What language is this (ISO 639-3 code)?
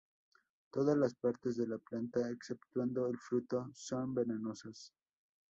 spa